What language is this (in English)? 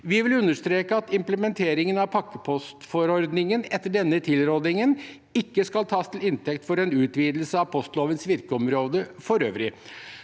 Norwegian